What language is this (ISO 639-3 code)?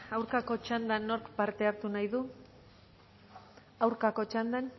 eus